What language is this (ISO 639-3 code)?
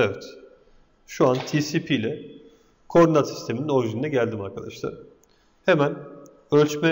tur